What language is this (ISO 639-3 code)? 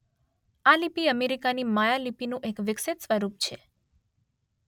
guj